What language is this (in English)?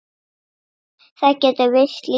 Icelandic